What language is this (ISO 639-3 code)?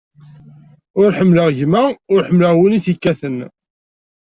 kab